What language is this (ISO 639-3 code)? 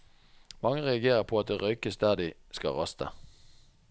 nor